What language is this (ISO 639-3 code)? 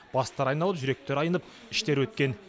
kaz